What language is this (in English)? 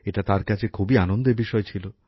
Bangla